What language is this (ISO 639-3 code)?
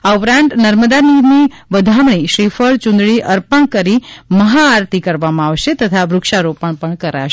guj